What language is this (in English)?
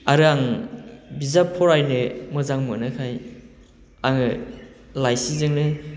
Bodo